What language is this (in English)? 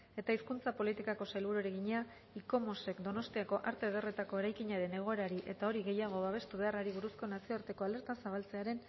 Basque